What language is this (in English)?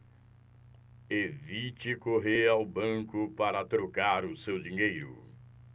Portuguese